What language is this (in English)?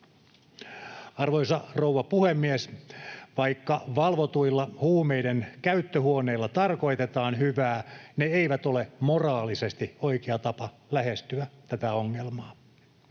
Finnish